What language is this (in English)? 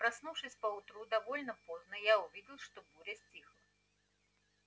Russian